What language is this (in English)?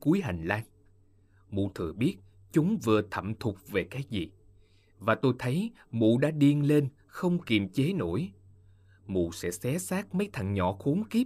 Vietnamese